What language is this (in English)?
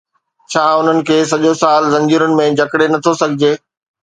Sindhi